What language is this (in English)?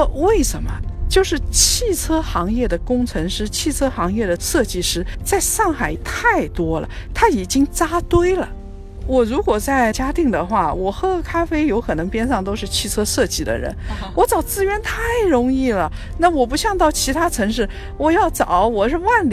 Chinese